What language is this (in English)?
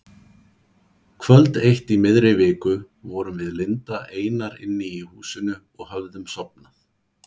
Icelandic